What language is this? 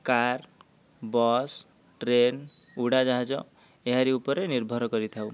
Odia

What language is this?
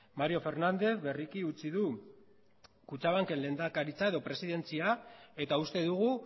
Basque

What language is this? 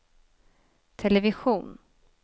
Swedish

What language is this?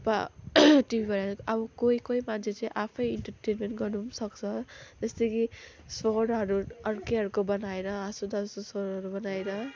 Nepali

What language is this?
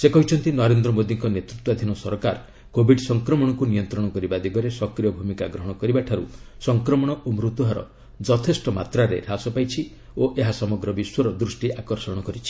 Odia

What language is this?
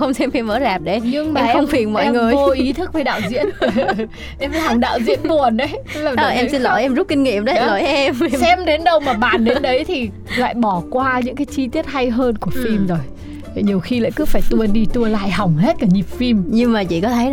Vietnamese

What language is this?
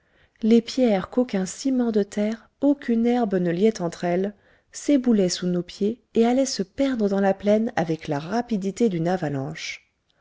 French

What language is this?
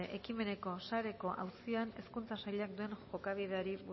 Basque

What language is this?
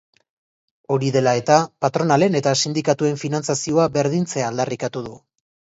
Basque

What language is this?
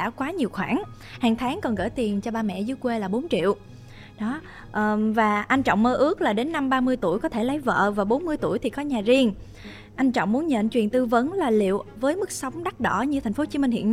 Vietnamese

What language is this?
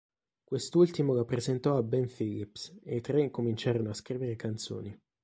Italian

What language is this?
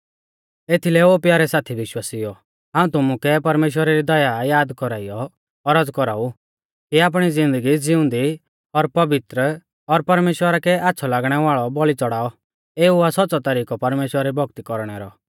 Mahasu Pahari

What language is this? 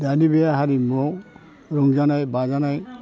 Bodo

